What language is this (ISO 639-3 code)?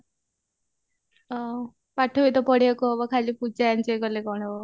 ori